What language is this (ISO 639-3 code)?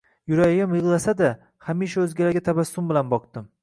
uzb